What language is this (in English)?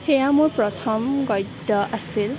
Assamese